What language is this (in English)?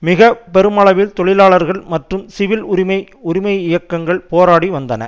Tamil